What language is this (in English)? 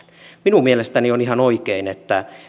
Finnish